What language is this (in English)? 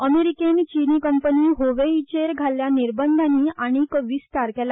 Konkani